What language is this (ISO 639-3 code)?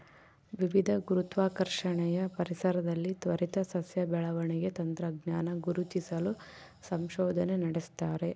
kan